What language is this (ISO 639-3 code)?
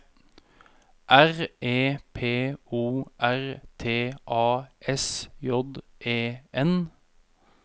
nor